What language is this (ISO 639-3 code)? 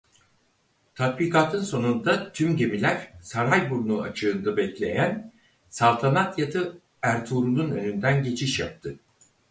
tur